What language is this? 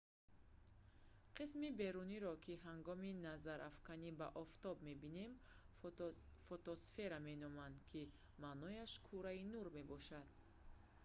Tajik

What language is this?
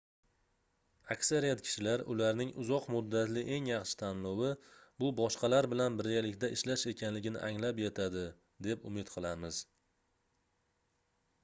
Uzbek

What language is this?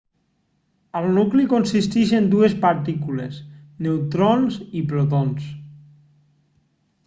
Catalan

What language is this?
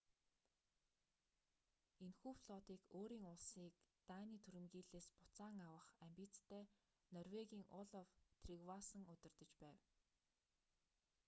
Mongolian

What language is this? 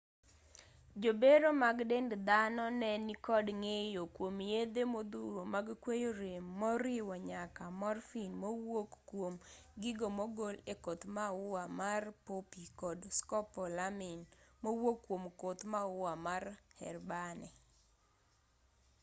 Luo (Kenya and Tanzania)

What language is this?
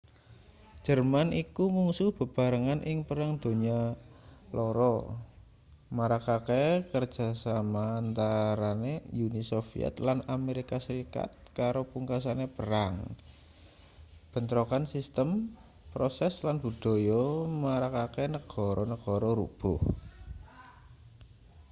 Javanese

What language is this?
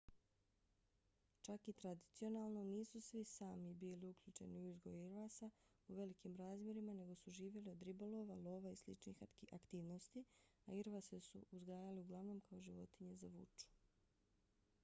Bosnian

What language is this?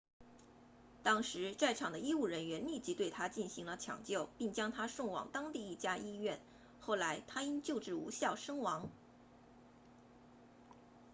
Chinese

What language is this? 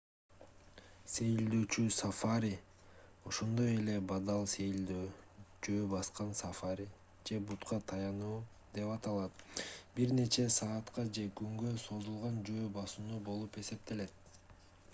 Kyrgyz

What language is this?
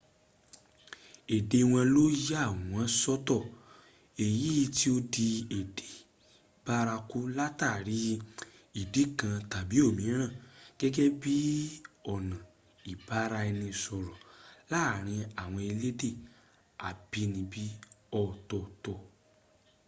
Yoruba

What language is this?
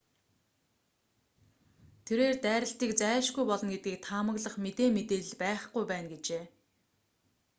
Mongolian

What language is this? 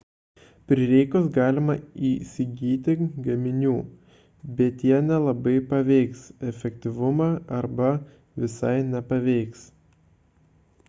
Lithuanian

